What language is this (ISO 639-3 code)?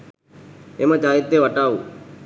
sin